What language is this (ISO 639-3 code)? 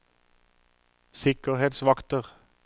nor